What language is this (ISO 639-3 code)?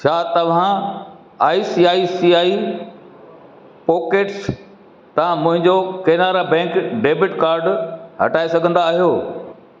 snd